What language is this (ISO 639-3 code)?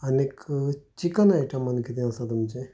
kok